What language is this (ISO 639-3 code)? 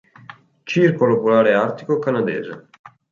ita